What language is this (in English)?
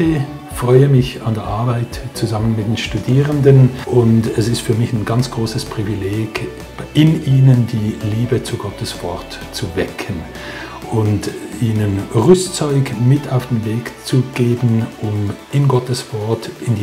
German